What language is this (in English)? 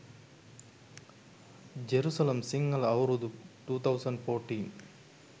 Sinhala